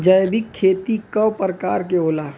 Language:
Bhojpuri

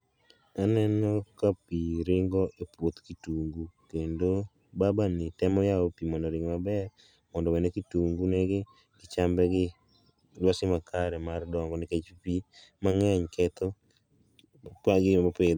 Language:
Luo (Kenya and Tanzania)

